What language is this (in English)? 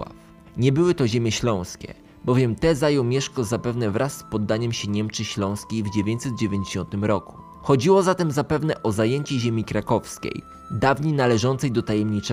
Polish